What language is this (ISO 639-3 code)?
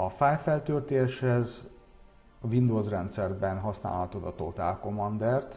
hun